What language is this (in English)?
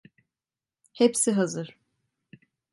Turkish